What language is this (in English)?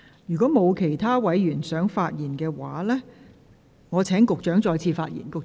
Cantonese